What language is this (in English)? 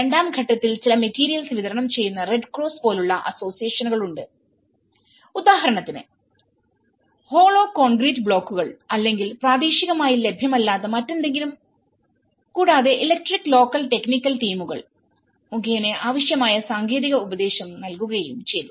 Malayalam